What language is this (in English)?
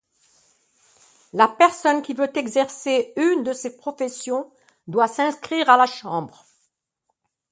French